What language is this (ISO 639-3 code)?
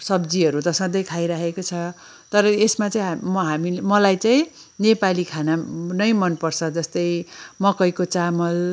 nep